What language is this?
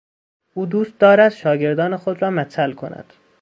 Persian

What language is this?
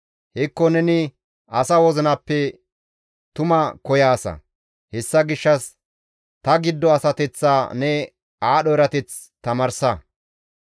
Gamo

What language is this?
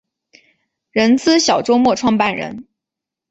Chinese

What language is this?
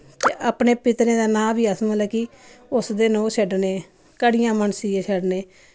Dogri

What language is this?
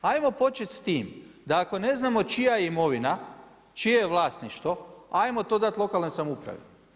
Croatian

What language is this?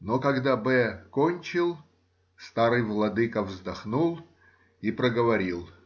Russian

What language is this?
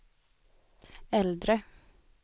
Swedish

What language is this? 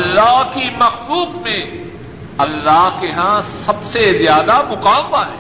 Urdu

